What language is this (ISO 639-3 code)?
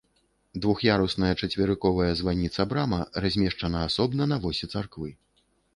bel